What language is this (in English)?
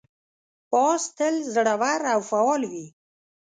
Pashto